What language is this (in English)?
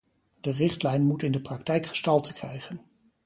Dutch